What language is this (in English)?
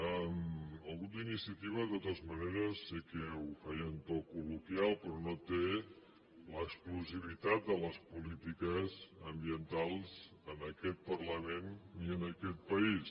Catalan